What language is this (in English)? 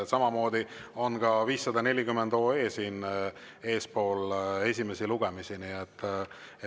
Estonian